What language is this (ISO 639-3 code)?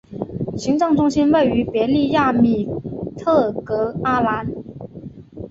zho